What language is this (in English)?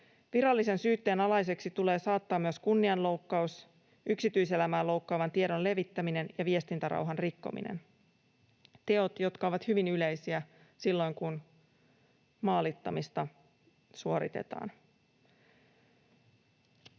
Finnish